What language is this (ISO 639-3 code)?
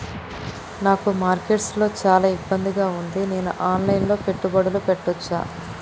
tel